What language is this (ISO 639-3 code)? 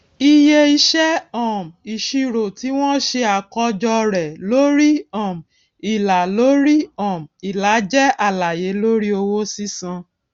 yor